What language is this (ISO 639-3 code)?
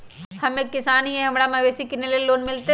mag